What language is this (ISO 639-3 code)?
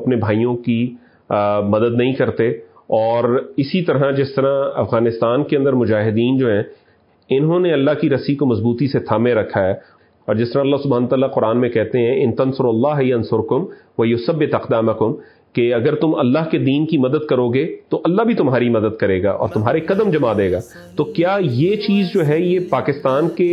urd